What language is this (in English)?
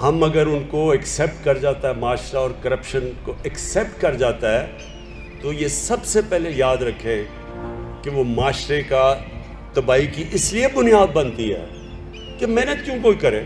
Urdu